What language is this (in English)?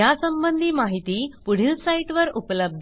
Marathi